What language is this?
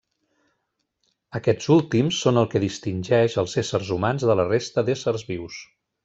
Catalan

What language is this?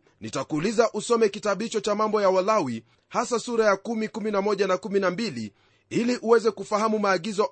Swahili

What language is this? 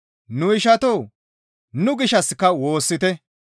Gamo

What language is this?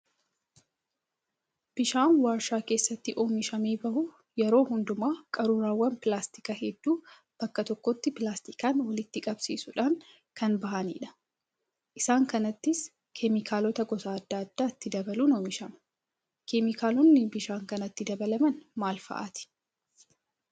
Oromo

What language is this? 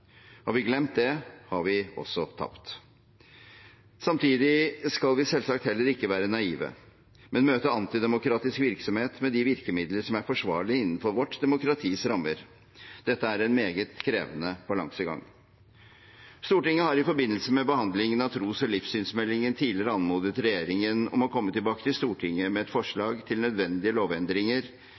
Norwegian Bokmål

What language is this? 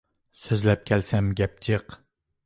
Uyghur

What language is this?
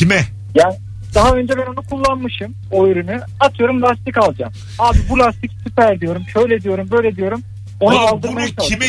Turkish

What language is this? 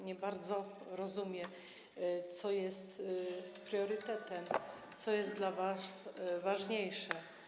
Polish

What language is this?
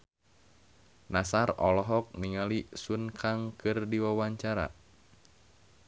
Sundanese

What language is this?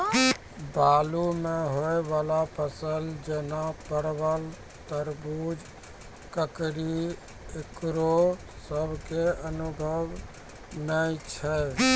Maithili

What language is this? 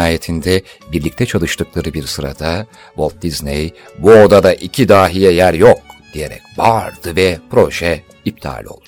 Turkish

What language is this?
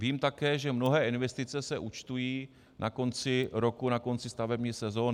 Czech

